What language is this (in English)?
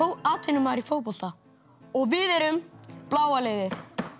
Icelandic